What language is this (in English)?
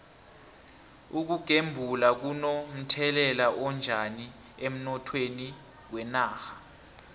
South Ndebele